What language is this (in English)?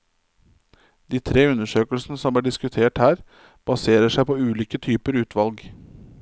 Norwegian